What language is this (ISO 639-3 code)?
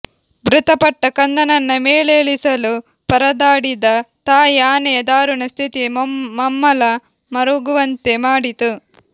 kan